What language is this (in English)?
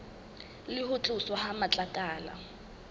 Southern Sotho